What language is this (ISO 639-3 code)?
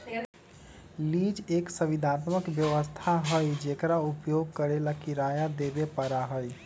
mag